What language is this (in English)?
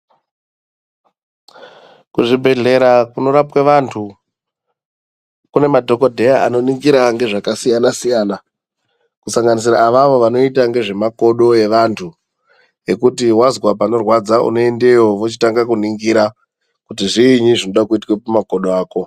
Ndau